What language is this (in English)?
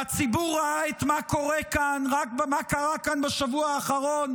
Hebrew